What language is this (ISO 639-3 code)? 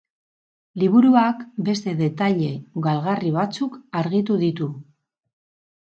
eus